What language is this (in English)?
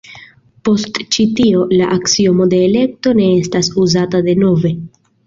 Esperanto